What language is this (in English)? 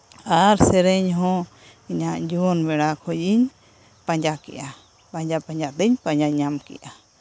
Santali